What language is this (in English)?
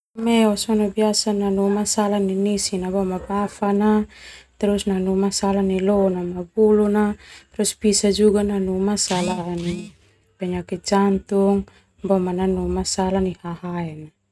Termanu